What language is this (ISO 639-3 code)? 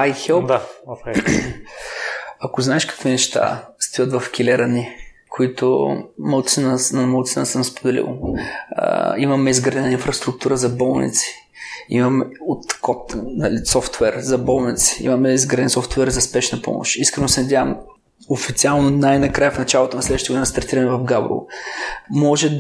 bul